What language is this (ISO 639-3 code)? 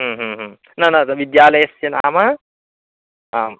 san